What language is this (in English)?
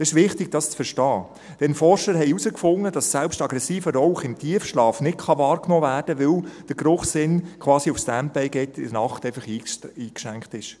Swiss German